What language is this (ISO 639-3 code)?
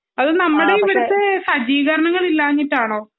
mal